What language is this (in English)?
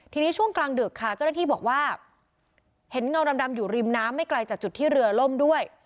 Thai